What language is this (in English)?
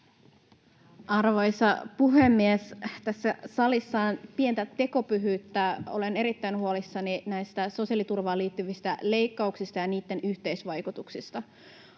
Finnish